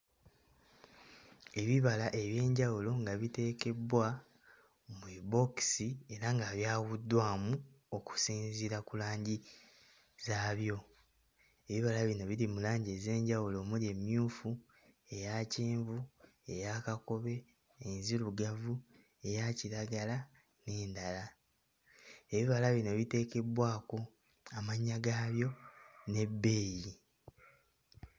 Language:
Ganda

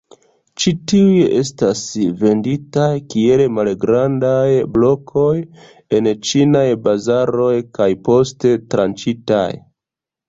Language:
Esperanto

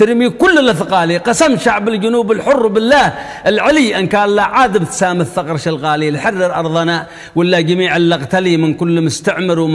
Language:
Arabic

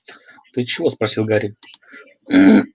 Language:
Russian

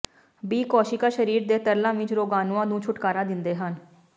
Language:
Punjabi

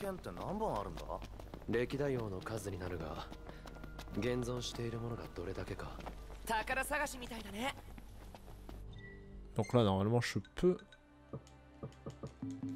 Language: French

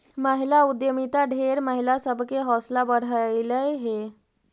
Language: Magahi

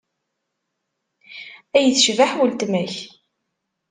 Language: Kabyle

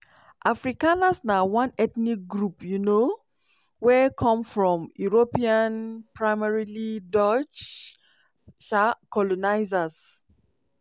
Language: Nigerian Pidgin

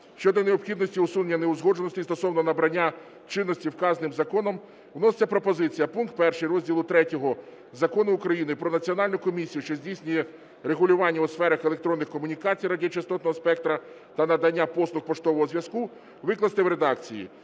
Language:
Ukrainian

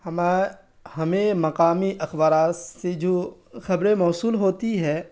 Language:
Urdu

